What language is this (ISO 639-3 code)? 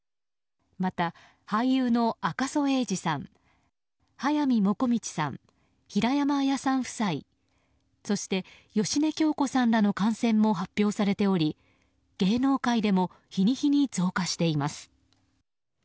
jpn